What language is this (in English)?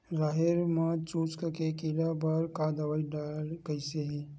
Chhattisgarhi